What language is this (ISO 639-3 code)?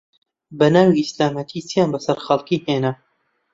ckb